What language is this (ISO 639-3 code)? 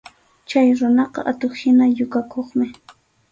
qxu